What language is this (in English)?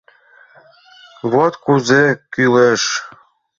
Mari